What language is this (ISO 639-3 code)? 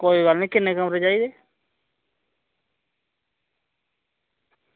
doi